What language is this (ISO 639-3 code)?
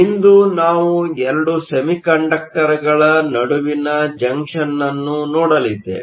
kan